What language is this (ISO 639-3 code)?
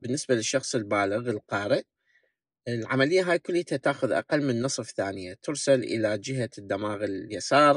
ara